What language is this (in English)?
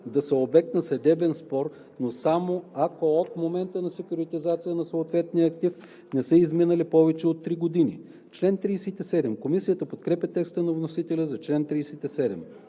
Bulgarian